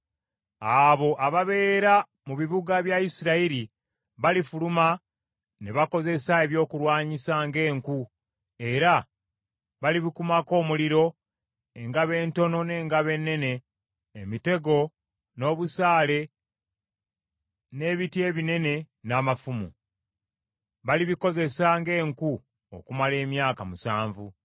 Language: Ganda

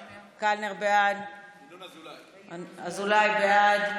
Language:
Hebrew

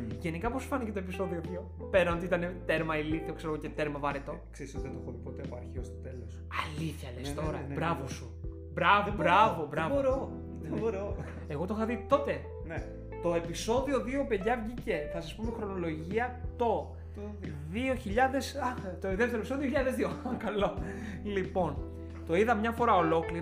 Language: Greek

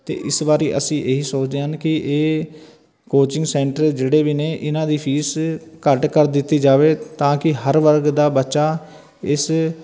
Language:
Punjabi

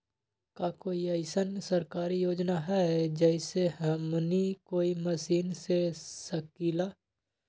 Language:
Magahi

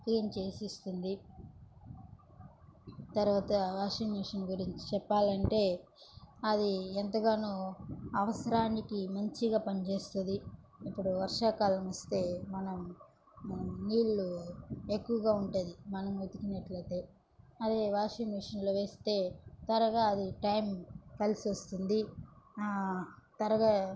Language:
Telugu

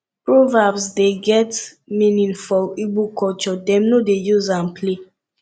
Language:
Nigerian Pidgin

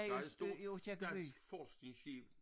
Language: Danish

